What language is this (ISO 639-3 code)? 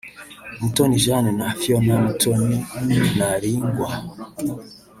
kin